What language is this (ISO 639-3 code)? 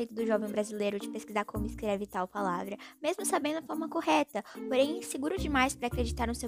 por